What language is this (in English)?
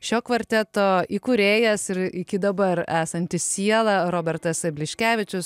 Lithuanian